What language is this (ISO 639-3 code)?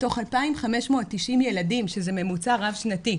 heb